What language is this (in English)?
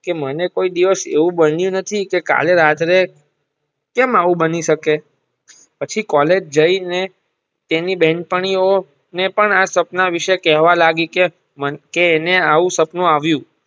Gujarati